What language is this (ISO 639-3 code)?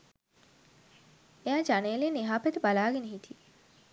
sin